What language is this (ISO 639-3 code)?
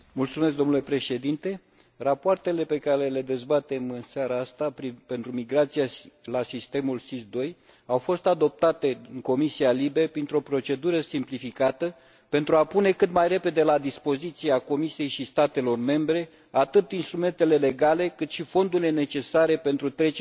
ron